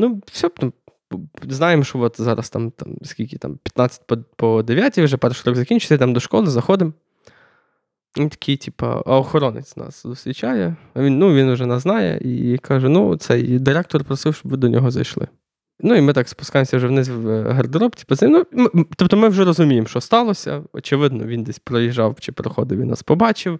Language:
Ukrainian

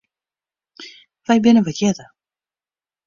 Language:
Western Frisian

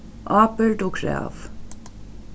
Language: Faroese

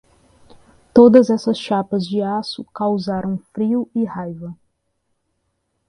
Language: Portuguese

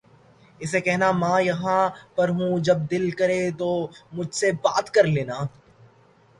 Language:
Urdu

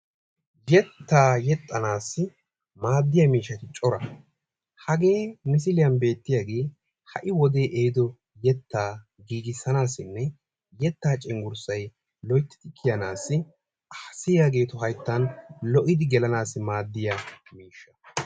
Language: Wolaytta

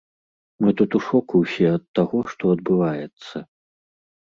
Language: Belarusian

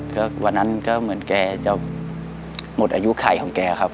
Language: Thai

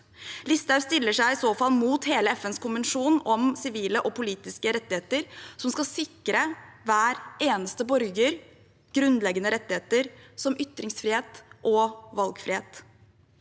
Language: Norwegian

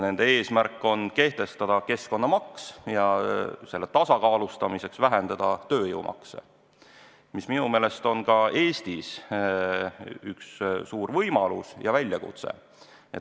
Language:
Estonian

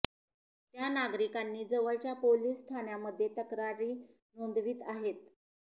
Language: Marathi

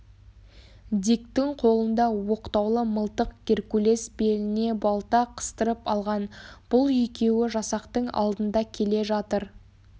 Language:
Kazakh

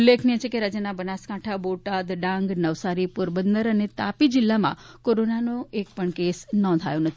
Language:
Gujarati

